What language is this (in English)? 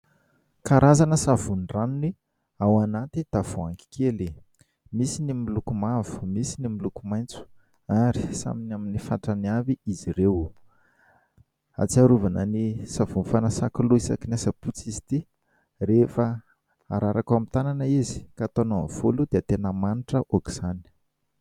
Malagasy